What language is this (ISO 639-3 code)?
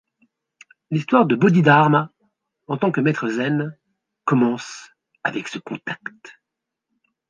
fra